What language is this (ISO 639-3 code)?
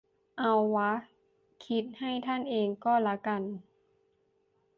tha